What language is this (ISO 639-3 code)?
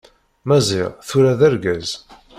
kab